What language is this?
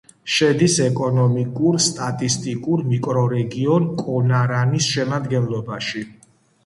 Georgian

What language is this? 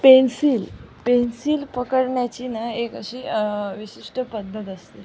Marathi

